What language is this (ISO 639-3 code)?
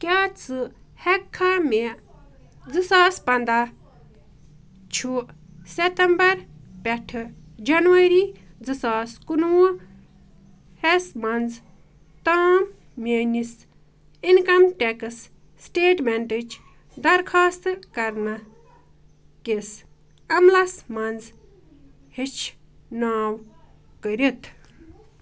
kas